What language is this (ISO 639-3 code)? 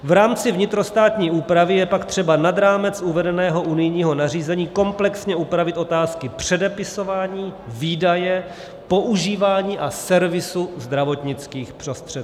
ces